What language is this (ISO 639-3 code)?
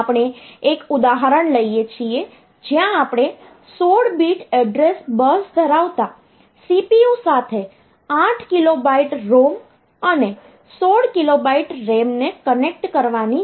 guj